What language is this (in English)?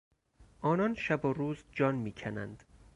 Persian